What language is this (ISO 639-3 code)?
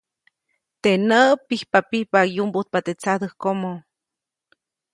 zoc